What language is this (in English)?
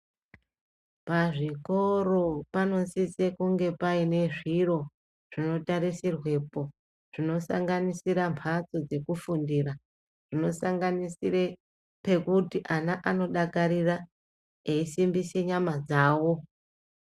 Ndau